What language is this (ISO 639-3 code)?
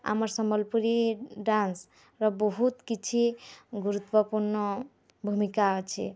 ori